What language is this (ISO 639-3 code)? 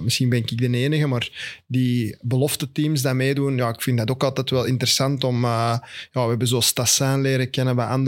nld